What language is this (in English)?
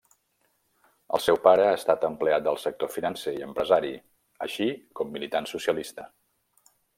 Catalan